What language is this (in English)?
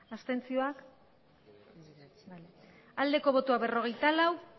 Basque